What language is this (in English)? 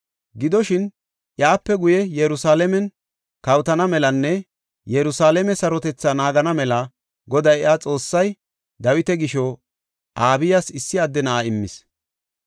Gofa